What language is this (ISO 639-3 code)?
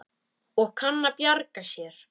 isl